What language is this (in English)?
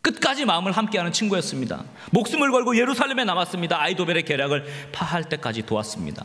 Korean